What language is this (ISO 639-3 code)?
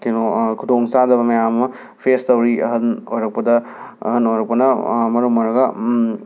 mni